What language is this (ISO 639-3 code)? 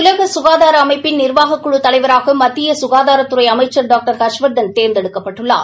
tam